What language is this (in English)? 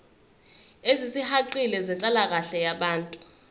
Zulu